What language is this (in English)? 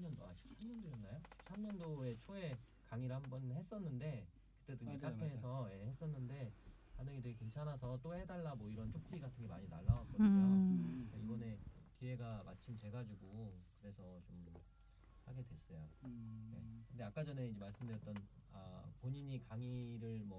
Korean